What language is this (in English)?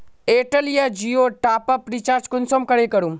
Magahi